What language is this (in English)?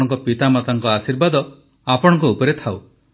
Odia